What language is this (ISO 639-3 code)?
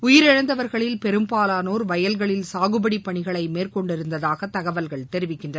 tam